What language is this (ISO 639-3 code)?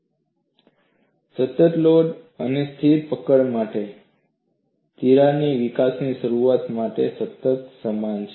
guj